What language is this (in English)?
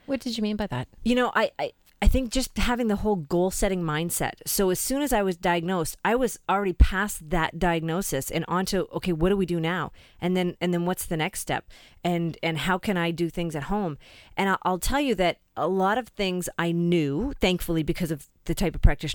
English